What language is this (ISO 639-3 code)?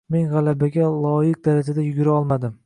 uzb